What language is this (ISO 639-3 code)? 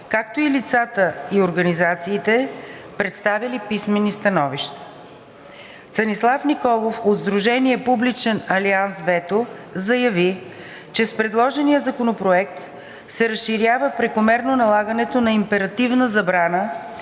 bul